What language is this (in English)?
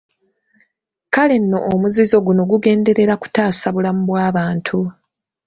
Ganda